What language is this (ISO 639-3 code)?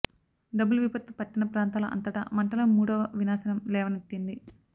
tel